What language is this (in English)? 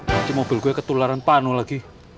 Indonesian